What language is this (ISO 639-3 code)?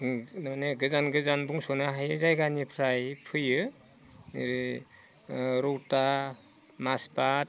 brx